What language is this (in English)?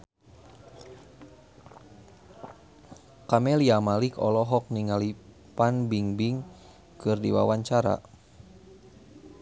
Sundanese